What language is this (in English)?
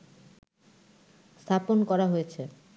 Bangla